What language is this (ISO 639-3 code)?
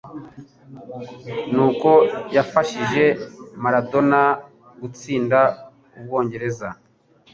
kin